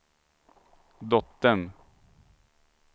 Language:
Swedish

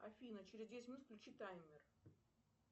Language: Russian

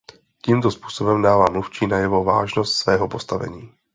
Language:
Czech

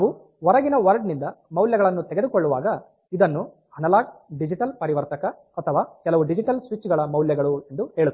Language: Kannada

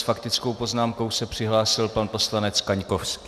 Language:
Czech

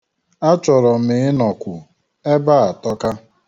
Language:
Igbo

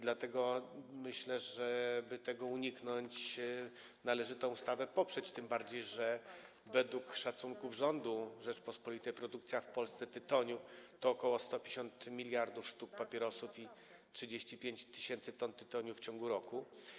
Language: Polish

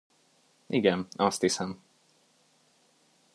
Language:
Hungarian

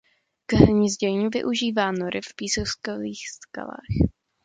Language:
Czech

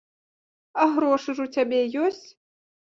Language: Belarusian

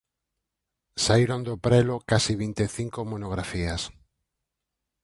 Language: Galician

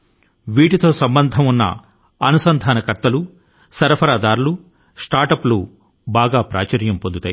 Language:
Telugu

